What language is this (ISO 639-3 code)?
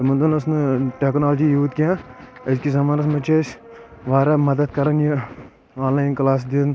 kas